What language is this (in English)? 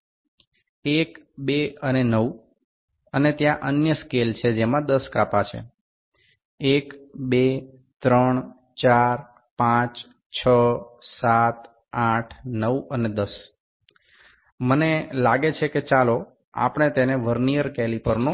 Gujarati